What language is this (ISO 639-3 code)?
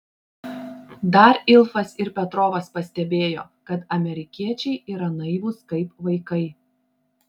lit